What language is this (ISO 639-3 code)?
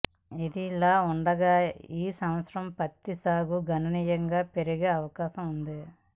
tel